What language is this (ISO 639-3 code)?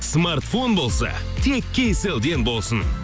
kaz